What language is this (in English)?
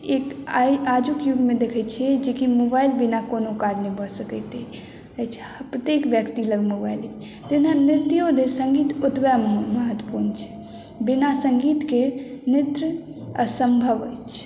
Maithili